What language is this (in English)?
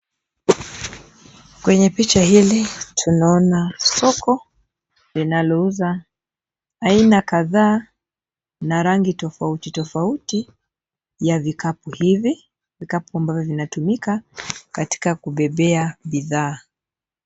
Swahili